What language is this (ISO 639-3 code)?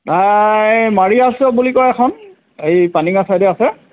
asm